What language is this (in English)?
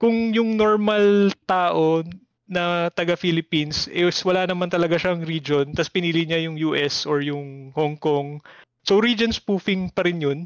Filipino